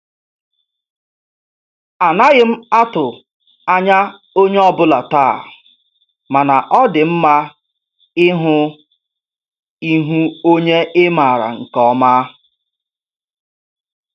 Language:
Igbo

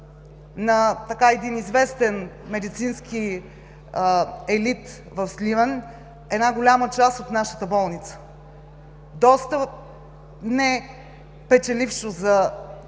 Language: Bulgarian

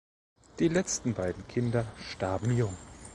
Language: German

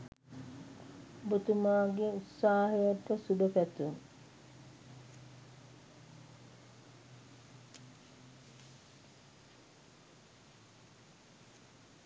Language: Sinhala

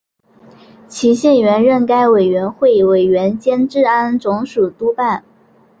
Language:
Chinese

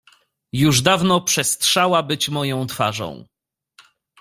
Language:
Polish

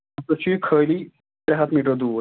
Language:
Kashmiri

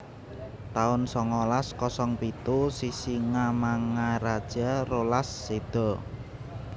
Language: Javanese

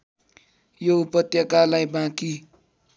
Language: Nepali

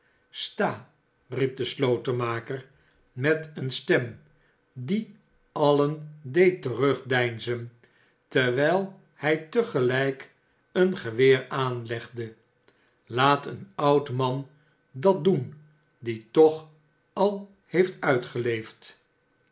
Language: Dutch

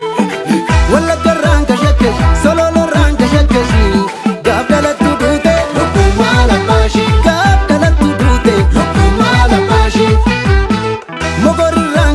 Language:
Oromo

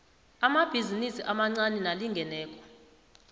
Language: South Ndebele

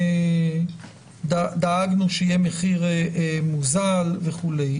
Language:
Hebrew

